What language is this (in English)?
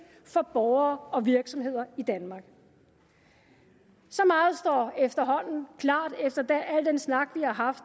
Danish